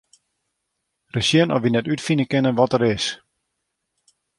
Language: Western Frisian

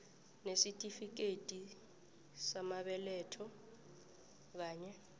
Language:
South Ndebele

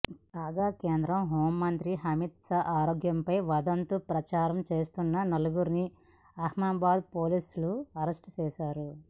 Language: Telugu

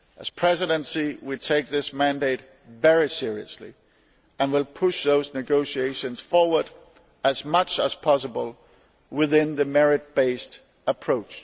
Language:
English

